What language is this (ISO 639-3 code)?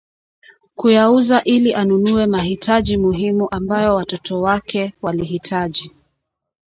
swa